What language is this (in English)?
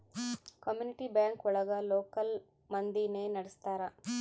Kannada